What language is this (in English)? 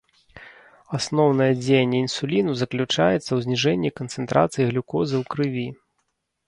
Belarusian